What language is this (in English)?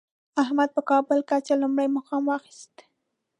Pashto